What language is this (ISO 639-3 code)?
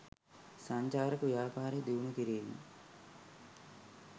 sin